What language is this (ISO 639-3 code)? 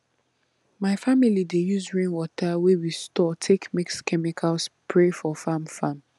pcm